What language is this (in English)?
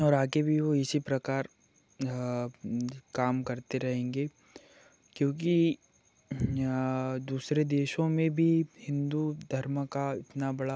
Hindi